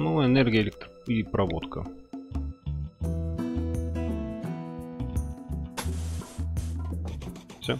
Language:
Russian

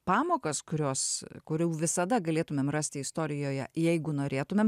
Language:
Lithuanian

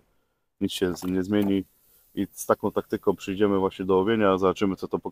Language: Polish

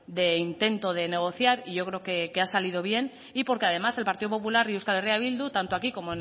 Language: Spanish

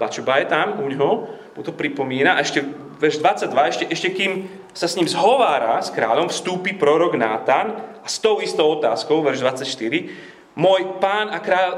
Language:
Slovak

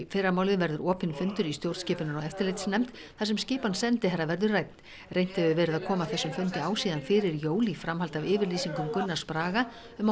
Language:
Icelandic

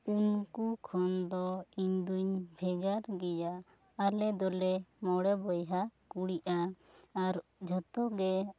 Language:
Santali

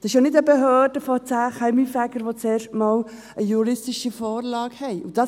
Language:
Swiss German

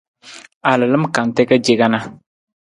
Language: Nawdm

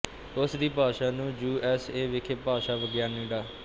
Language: Punjabi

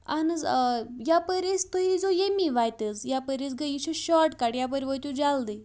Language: Kashmiri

